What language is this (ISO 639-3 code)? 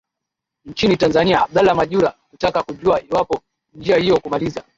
swa